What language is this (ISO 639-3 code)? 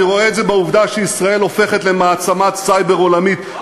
heb